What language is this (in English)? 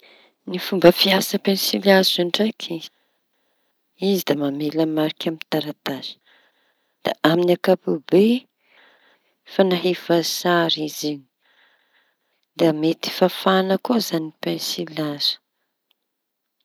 Tanosy Malagasy